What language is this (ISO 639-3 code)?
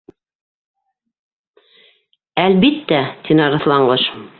bak